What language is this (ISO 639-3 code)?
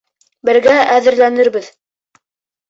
bak